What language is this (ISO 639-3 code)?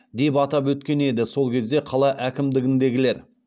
kaz